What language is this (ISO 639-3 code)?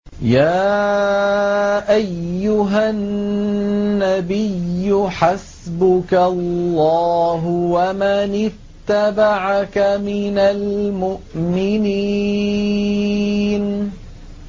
ara